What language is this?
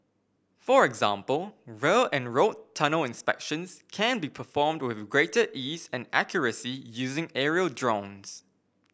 English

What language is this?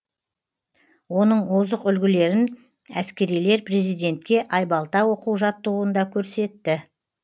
Kazakh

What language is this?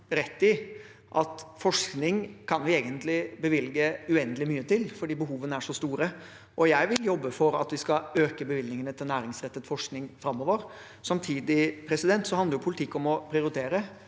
Norwegian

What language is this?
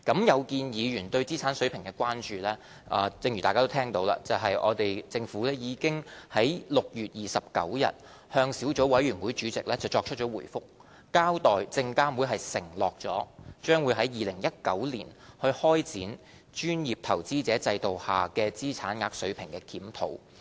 Cantonese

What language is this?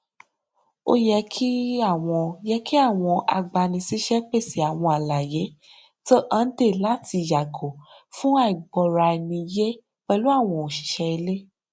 Yoruba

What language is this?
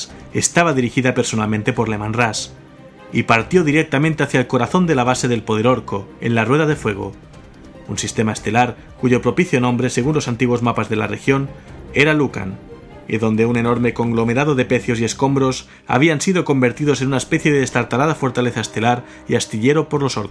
Spanish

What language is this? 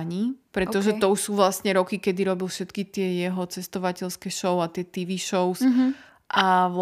Slovak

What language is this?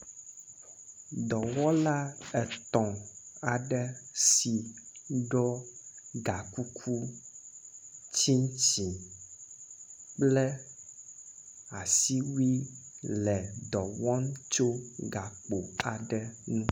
Ewe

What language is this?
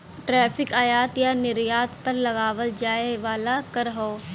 Bhojpuri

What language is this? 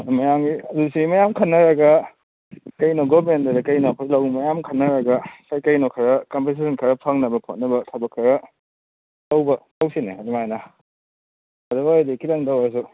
Manipuri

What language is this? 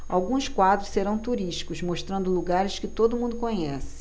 Portuguese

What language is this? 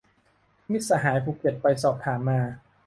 Thai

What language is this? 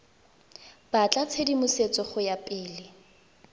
Tswana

